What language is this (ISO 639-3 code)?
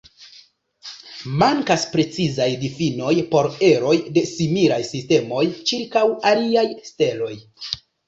epo